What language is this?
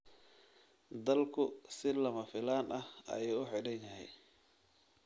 Somali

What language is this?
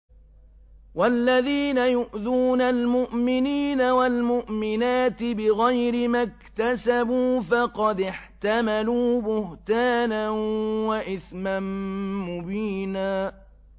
Arabic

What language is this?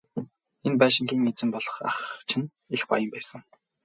Mongolian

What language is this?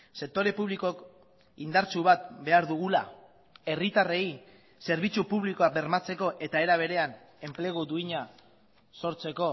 Basque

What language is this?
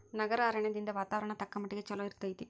Kannada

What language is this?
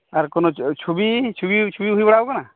Santali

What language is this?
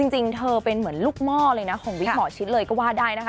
Thai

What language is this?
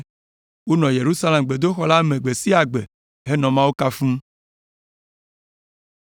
Ewe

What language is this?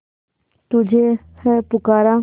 Hindi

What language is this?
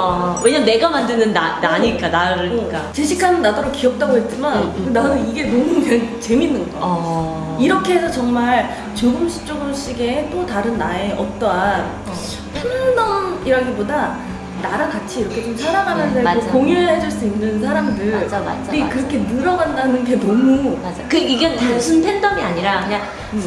Korean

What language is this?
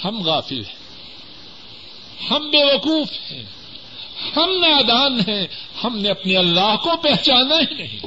Urdu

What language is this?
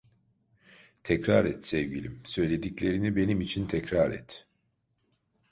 Turkish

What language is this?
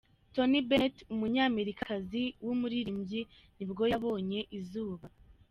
Kinyarwanda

